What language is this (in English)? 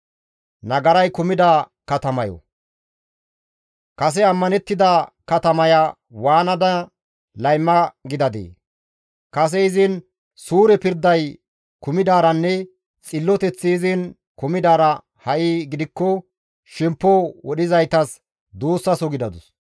Gamo